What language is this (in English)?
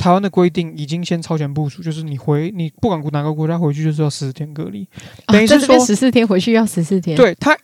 Chinese